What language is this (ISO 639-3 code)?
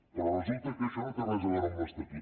cat